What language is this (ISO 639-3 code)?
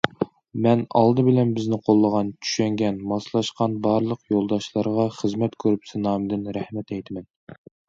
uig